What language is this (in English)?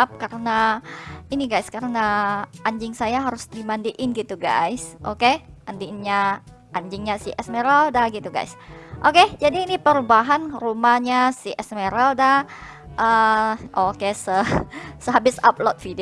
Indonesian